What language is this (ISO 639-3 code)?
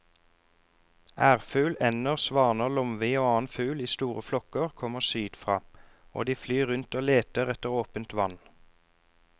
nor